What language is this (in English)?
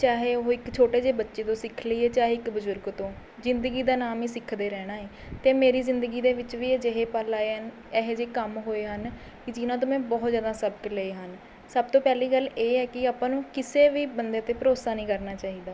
Punjabi